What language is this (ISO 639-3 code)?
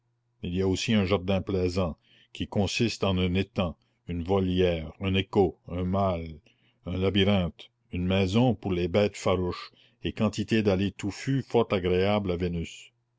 fra